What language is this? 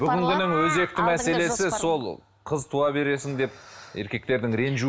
Kazakh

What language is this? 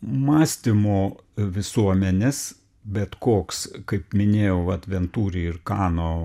Lithuanian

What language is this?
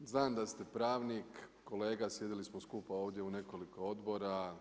Croatian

